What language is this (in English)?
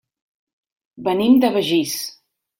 Catalan